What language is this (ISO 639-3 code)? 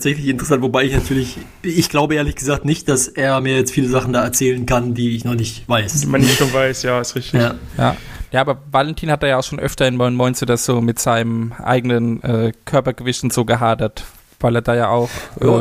deu